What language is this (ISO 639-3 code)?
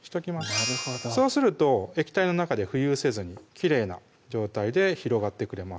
jpn